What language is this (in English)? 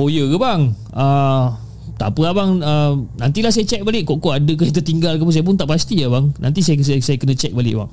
Malay